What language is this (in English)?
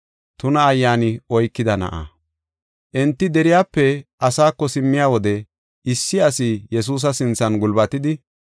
Gofa